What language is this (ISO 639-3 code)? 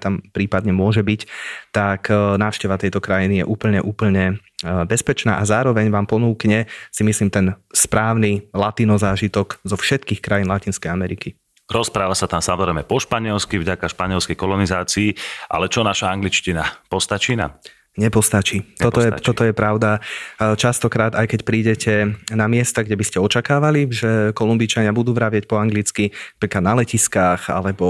slk